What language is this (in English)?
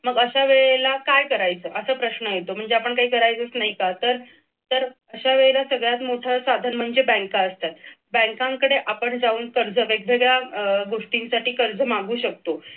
Marathi